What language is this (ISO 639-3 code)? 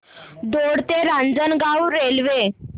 mar